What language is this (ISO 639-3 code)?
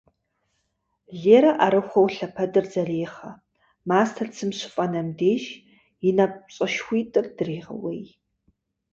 kbd